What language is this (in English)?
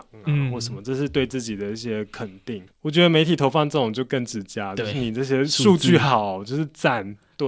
Chinese